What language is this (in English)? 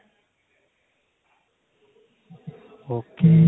Punjabi